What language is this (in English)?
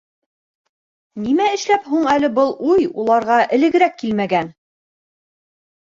Bashkir